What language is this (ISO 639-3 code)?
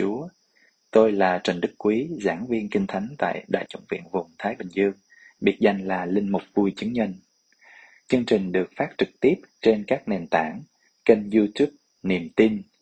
vie